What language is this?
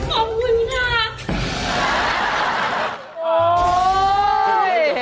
Thai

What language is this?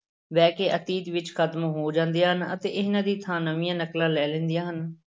Punjabi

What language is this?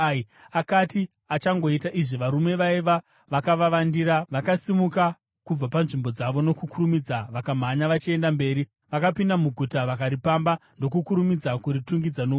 Shona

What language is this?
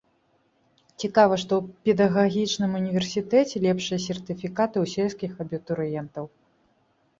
Belarusian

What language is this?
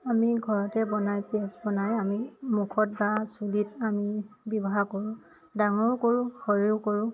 Assamese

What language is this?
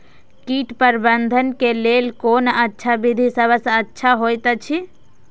Maithili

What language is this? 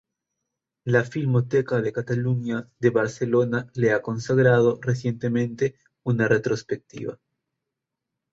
Spanish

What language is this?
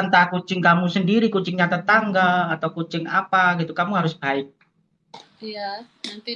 Indonesian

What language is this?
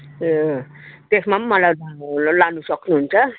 Nepali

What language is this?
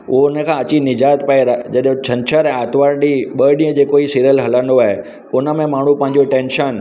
Sindhi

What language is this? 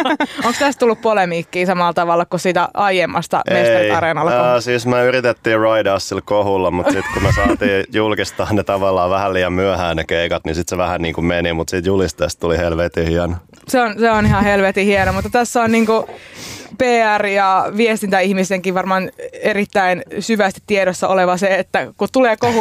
Finnish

